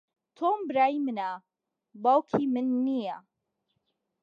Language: Central Kurdish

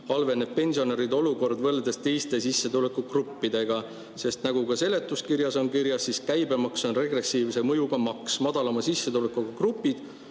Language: Estonian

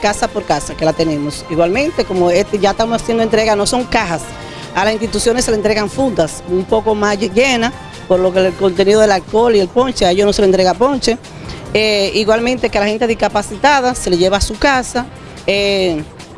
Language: Spanish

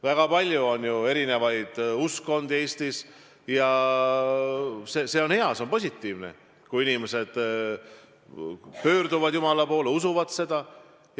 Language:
Estonian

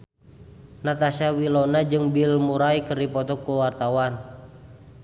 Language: Sundanese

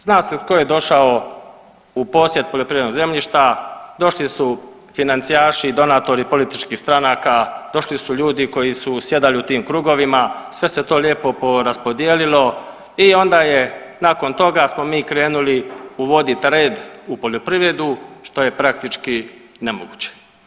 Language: Croatian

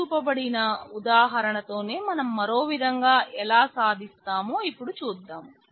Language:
Telugu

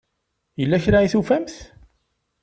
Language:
Kabyle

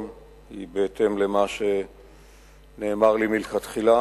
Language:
Hebrew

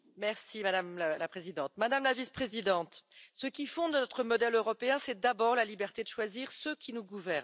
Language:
French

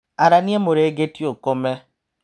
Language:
Kikuyu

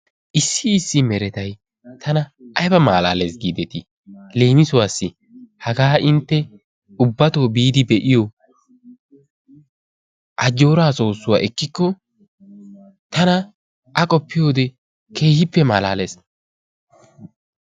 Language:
Wolaytta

